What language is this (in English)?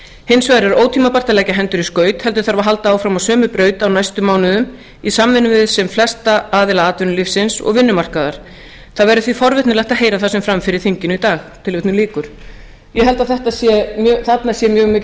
Icelandic